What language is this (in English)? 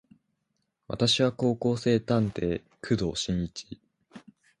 Japanese